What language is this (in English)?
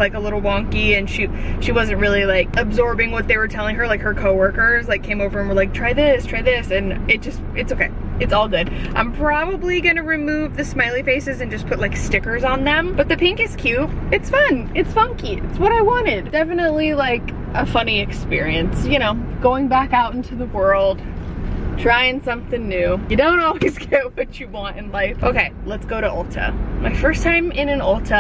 English